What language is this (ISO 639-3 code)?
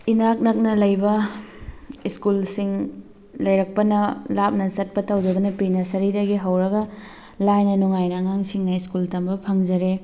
mni